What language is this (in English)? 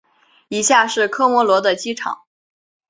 Chinese